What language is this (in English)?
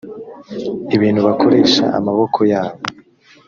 Kinyarwanda